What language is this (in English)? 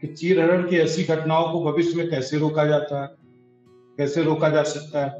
Hindi